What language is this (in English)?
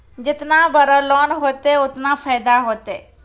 Maithili